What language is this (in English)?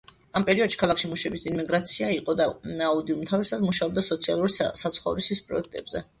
Georgian